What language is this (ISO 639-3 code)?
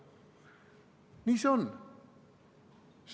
est